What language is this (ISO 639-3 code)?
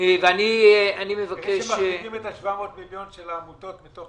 heb